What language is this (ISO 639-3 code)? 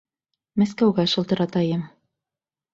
bak